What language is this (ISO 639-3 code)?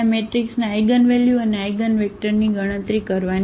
guj